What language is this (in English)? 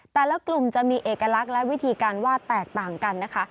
Thai